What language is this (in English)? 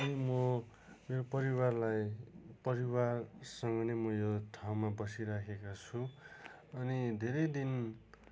Nepali